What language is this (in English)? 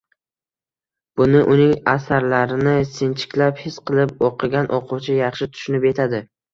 Uzbek